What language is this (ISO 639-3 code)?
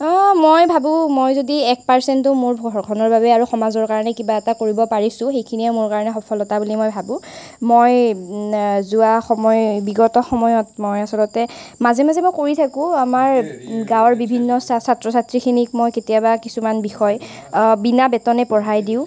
asm